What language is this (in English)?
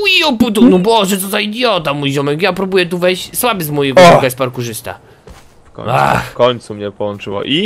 Polish